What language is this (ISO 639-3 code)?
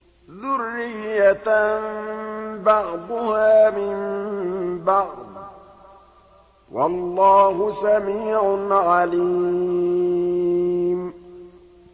ara